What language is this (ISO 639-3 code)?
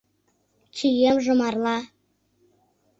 chm